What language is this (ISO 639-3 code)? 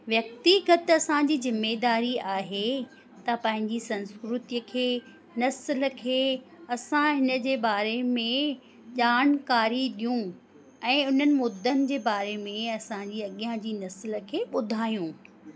snd